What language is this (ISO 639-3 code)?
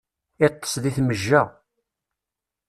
kab